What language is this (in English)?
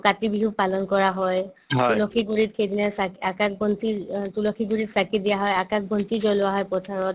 Assamese